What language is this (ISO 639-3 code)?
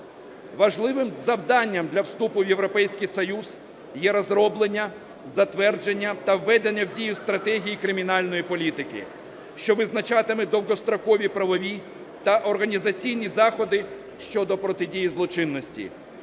ukr